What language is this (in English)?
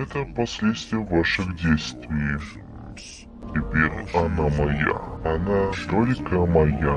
Russian